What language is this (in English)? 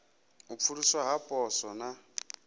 Venda